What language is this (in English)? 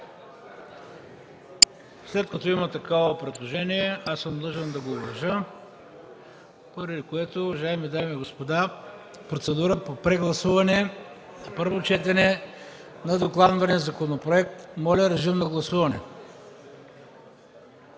Bulgarian